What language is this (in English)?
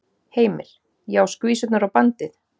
Icelandic